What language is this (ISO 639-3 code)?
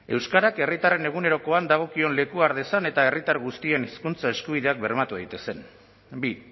eus